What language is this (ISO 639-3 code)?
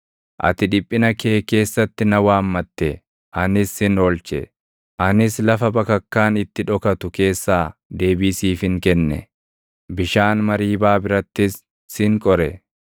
orm